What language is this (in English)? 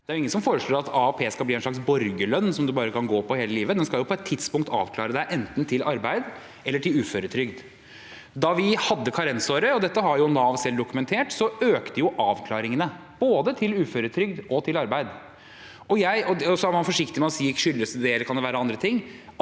Norwegian